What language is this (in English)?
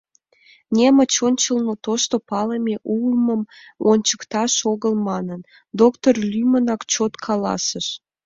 Mari